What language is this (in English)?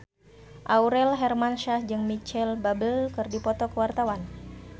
Sundanese